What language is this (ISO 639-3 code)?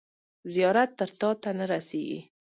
pus